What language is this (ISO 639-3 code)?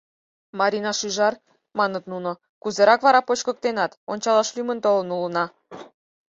chm